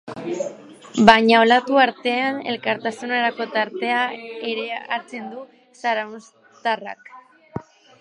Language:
Basque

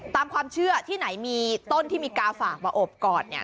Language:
Thai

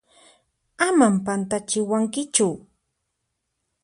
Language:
Puno Quechua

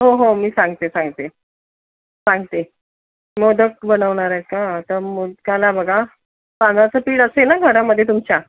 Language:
Marathi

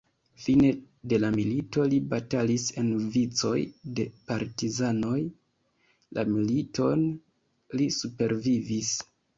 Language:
Esperanto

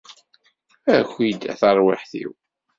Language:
Kabyle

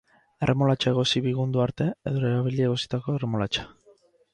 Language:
Basque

